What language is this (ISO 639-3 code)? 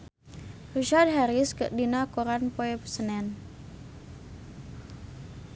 sun